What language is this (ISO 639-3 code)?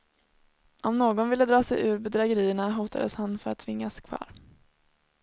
swe